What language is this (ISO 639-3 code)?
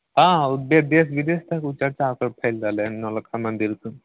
mai